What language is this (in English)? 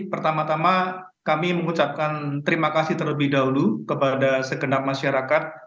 Indonesian